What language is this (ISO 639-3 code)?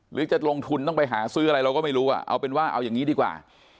tha